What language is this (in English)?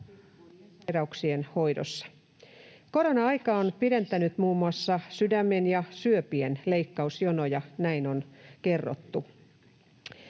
Finnish